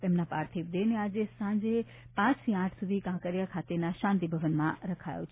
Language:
Gujarati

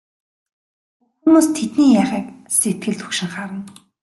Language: Mongolian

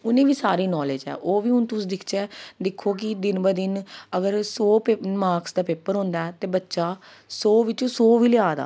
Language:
Dogri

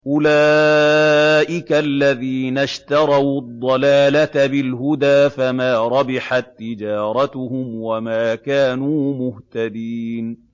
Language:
Arabic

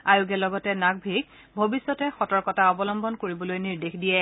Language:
Assamese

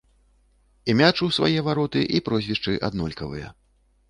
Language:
Belarusian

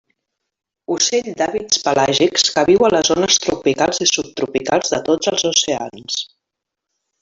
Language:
Catalan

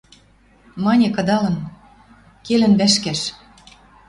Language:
Western Mari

